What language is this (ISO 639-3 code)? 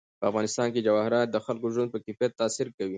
pus